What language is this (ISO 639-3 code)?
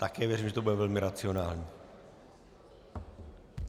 ces